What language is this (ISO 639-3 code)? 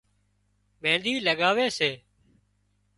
kxp